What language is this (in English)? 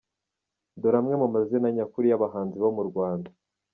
Kinyarwanda